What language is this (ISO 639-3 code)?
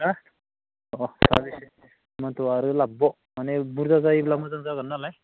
brx